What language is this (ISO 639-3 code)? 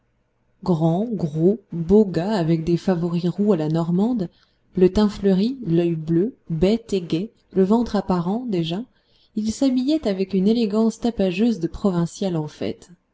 fra